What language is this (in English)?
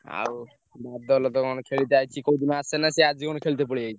Odia